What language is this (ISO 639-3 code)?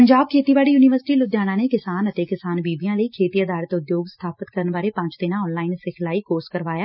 pan